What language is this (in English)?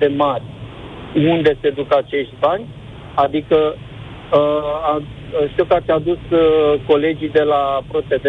Romanian